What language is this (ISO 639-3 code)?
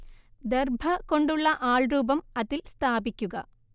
mal